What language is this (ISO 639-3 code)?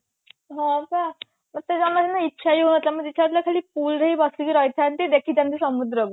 ori